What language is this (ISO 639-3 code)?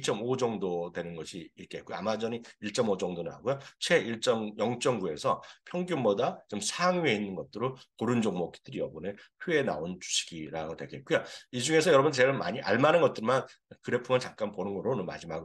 kor